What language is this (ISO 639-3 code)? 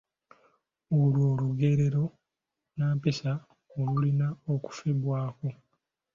lug